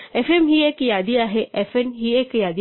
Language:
Marathi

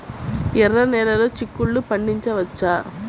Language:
Telugu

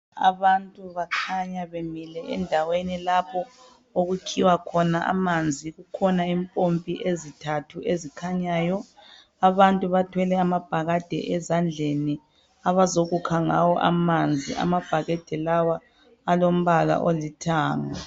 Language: North Ndebele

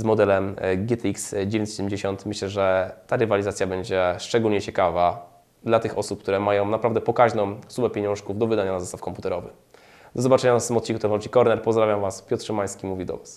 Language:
Polish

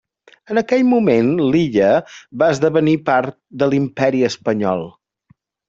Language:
Catalan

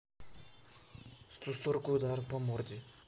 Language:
Russian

